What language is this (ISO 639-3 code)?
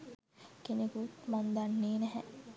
sin